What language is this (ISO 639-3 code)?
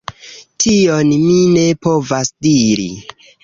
epo